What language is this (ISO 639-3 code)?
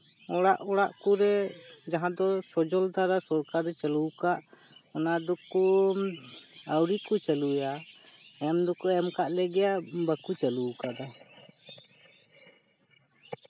sat